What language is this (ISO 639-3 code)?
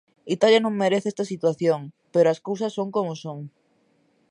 glg